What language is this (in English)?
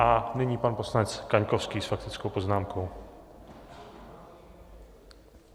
Czech